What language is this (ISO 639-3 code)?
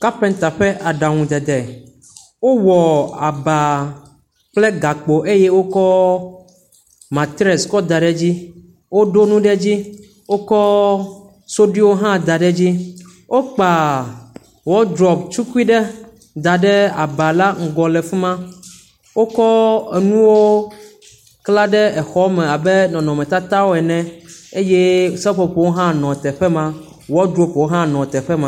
ewe